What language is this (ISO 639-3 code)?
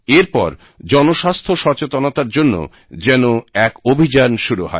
ben